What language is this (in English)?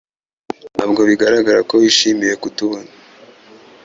Kinyarwanda